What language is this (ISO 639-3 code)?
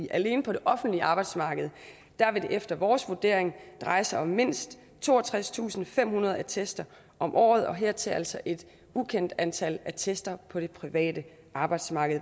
dan